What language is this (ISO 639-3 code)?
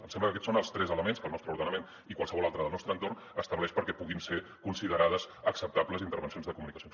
cat